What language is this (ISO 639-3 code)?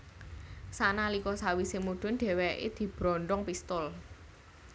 jav